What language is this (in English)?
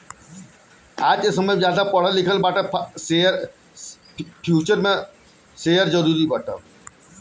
Bhojpuri